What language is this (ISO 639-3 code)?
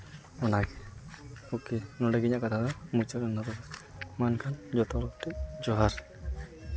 sat